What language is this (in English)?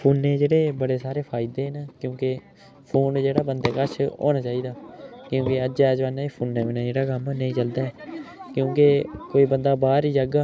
Dogri